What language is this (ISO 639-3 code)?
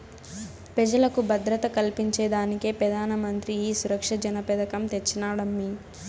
tel